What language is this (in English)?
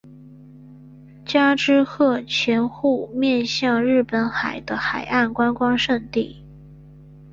Chinese